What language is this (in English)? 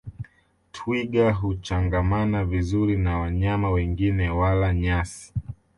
Swahili